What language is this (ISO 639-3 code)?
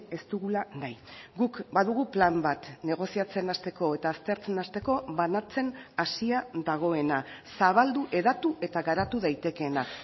eus